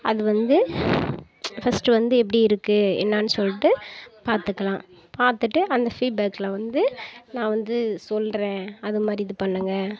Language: Tamil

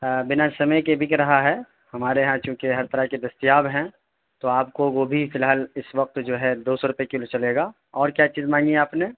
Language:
Urdu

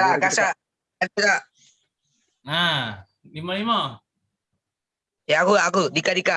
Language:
Indonesian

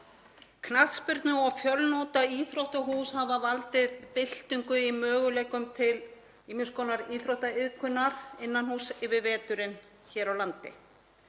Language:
Icelandic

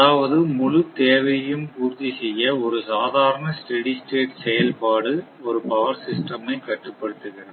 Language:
Tamil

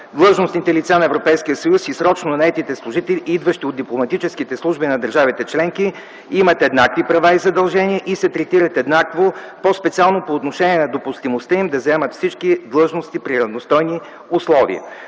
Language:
Bulgarian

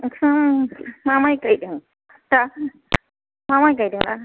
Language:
Bodo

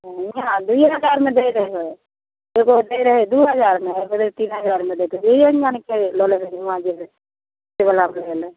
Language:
Maithili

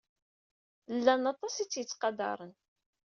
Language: Kabyle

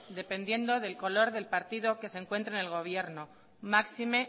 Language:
Spanish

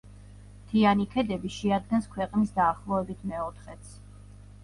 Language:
Georgian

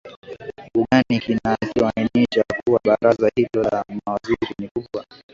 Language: Swahili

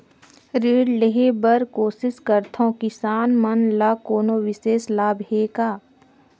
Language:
Chhattisgarhi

